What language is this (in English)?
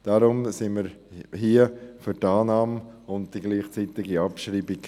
Swiss German